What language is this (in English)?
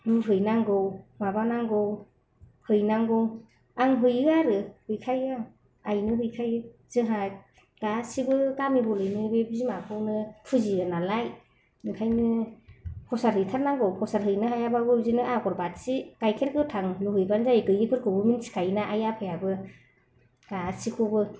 Bodo